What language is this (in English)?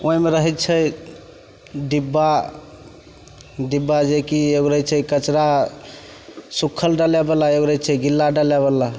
Maithili